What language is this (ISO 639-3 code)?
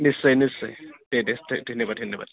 brx